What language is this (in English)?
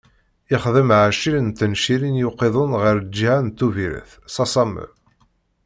Kabyle